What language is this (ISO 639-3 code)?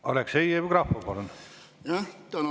est